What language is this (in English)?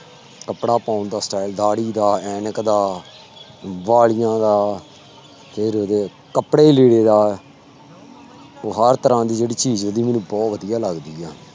Punjabi